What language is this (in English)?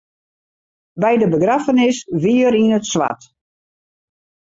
Western Frisian